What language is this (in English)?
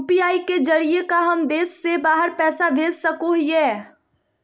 Magahi